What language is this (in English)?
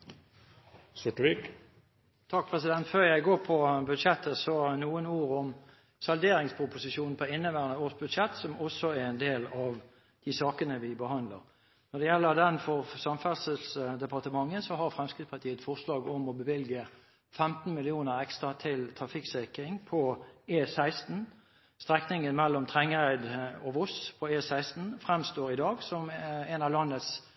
Norwegian